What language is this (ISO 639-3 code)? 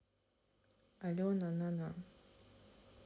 rus